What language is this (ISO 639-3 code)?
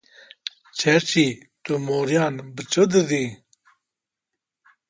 kur